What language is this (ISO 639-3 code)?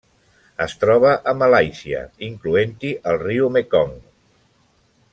cat